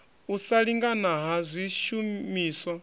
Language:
Venda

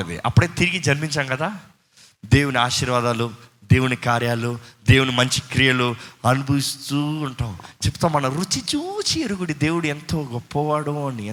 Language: Telugu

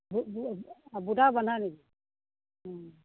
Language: Assamese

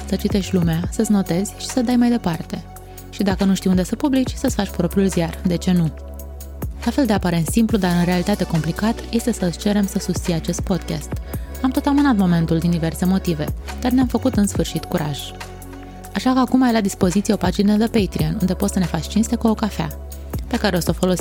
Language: Romanian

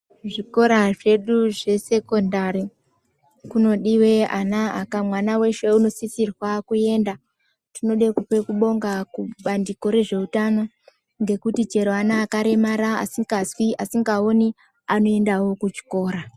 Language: Ndau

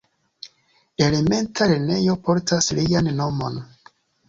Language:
Esperanto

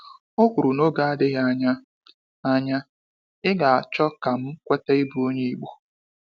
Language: Igbo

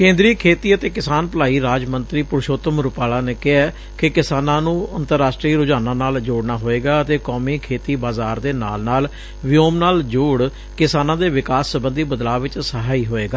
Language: Punjabi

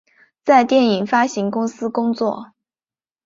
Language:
Chinese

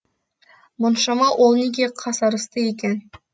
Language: Kazakh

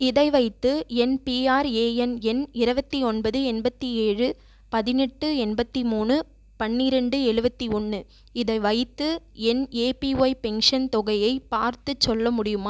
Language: Tamil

